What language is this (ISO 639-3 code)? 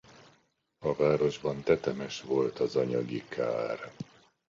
hun